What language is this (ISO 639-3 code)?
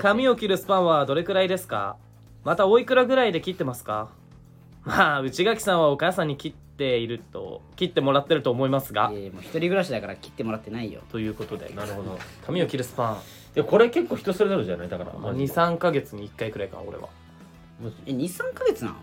jpn